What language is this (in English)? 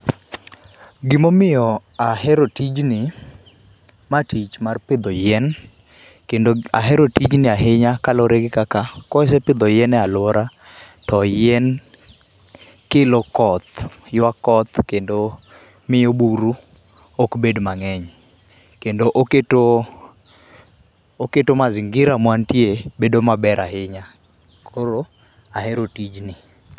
Luo (Kenya and Tanzania)